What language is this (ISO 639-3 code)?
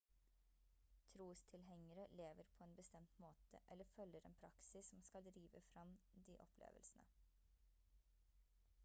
nob